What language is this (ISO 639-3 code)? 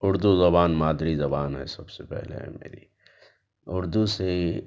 urd